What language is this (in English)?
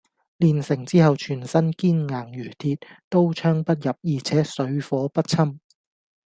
Cantonese